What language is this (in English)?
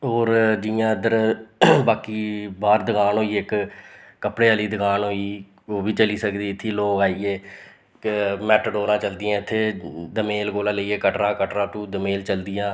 Dogri